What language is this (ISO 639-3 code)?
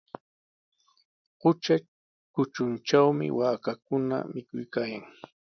qws